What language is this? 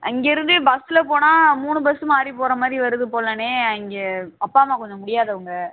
Tamil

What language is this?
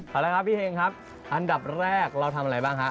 Thai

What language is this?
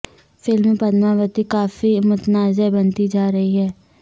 Urdu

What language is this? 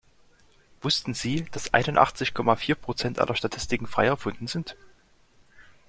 German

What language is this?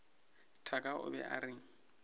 Northern Sotho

